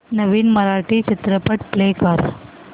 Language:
Marathi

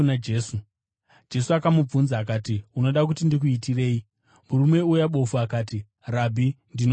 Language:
Shona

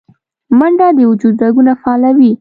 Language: Pashto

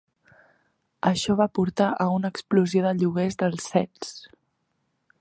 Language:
Catalan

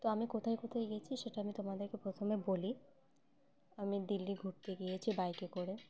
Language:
Bangla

